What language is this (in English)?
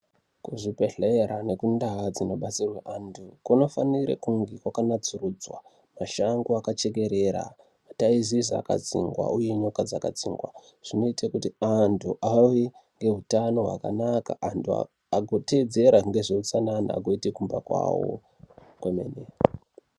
Ndau